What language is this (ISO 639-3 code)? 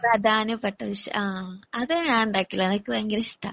mal